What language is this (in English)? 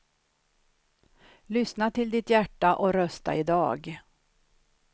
Swedish